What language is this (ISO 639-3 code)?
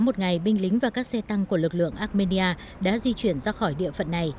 vie